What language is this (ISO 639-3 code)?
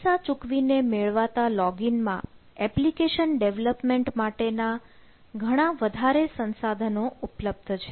guj